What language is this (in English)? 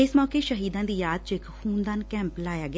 Punjabi